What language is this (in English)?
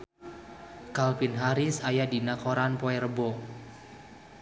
Sundanese